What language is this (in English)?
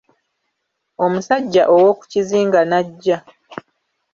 Ganda